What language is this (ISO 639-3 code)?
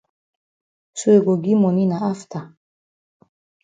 wes